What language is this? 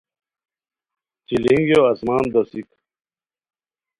Khowar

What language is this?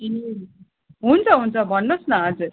Nepali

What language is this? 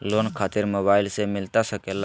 Magahi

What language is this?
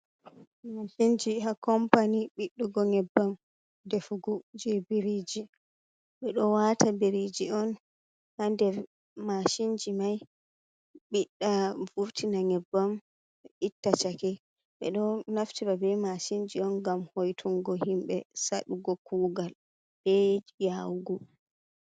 Fula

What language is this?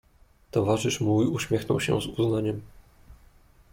Polish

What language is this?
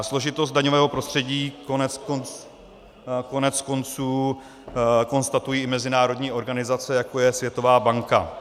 Czech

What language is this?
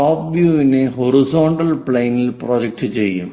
Malayalam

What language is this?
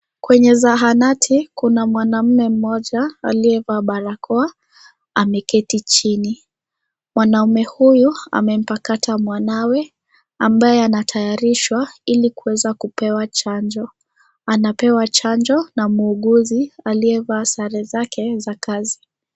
Swahili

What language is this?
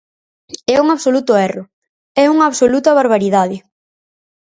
Galician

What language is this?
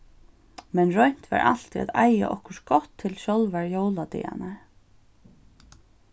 Faroese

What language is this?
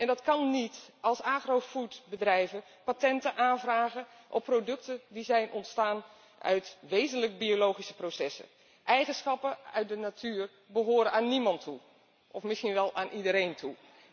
Dutch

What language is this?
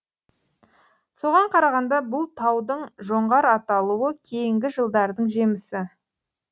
Kazakh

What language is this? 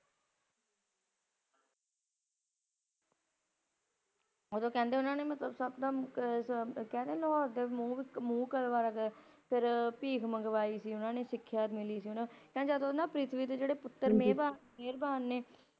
Punjabi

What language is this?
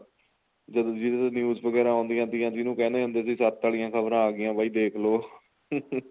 Punjabi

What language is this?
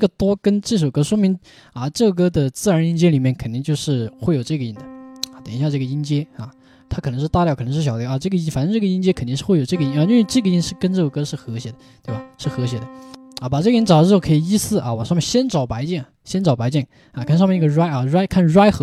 Chinese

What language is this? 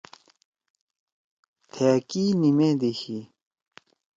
Torwali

